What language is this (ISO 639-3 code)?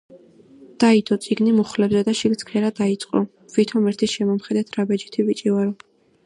kat